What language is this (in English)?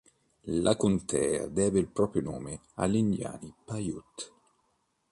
Italian